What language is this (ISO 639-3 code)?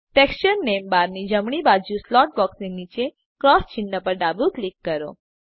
guj